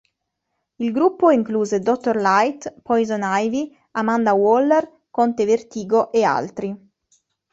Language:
Italian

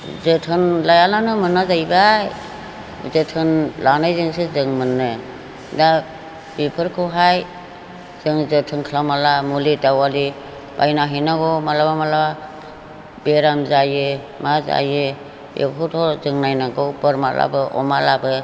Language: Bodo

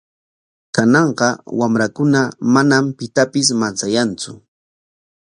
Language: Corongo Ancash Quechua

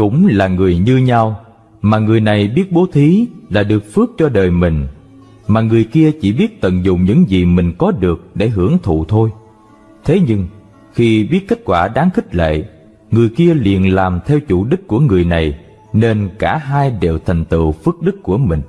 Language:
Vietnamese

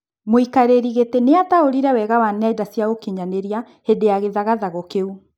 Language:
Kikuyu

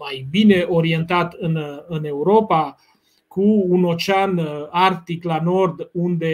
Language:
Romanian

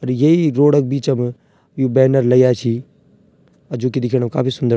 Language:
Garhwali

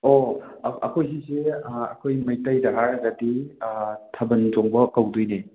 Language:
Manipuri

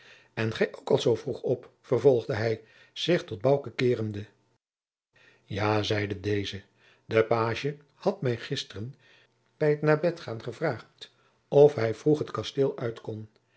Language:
Dutch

